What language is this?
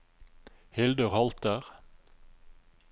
Norwegian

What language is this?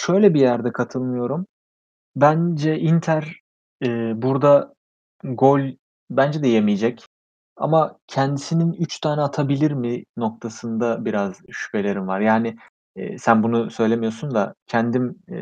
Turkish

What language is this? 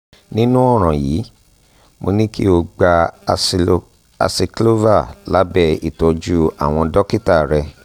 Yoruba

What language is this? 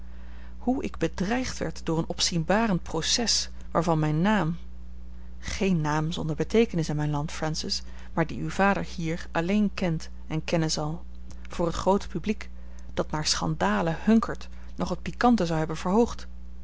Dutch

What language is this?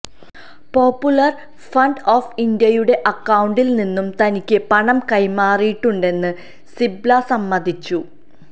Malayalam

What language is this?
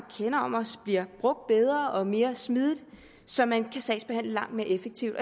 Danish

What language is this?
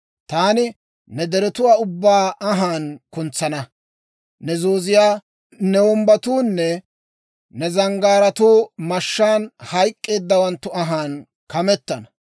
Dawro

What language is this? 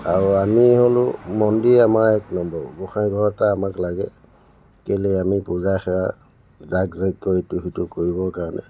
Assamese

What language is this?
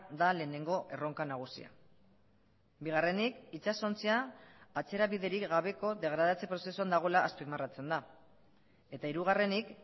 Basque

